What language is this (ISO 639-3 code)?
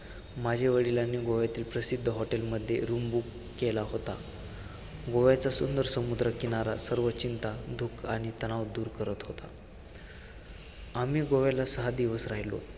mar